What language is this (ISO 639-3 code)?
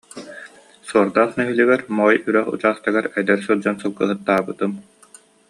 sah